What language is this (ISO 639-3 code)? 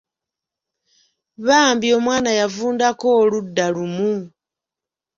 lug